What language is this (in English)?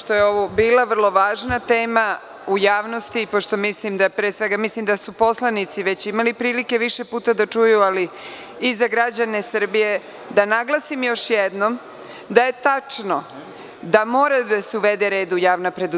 Serbian